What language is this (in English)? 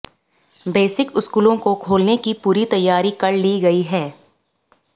Hindi